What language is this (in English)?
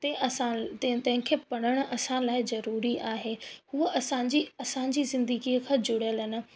Sindhi